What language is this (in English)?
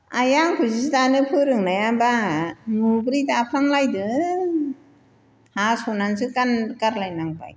Bodo